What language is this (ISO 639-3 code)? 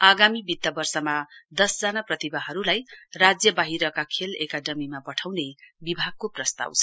nep